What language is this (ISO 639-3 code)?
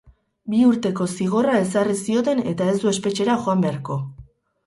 eus